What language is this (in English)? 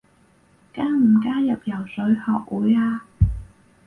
Cantonese